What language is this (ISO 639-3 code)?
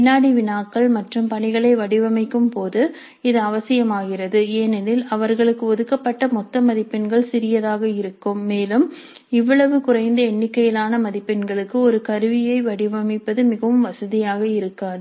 tam